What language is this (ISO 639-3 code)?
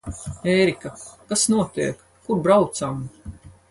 lav